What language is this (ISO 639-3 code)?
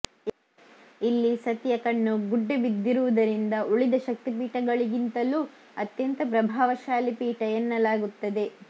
kan